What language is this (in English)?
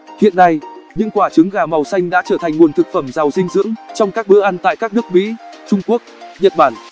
Vietnamese